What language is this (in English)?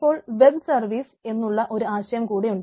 Malayalam